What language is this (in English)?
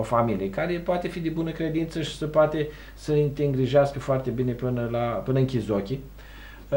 Romanian